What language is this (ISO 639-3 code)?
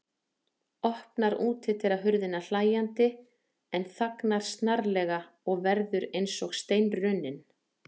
isl